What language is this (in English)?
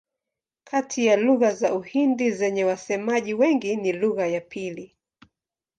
Swahili